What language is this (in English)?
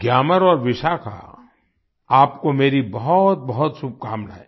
Hindi